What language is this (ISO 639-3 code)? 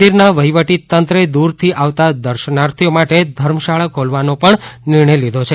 guj